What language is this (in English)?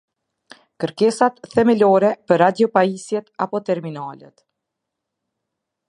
Albanian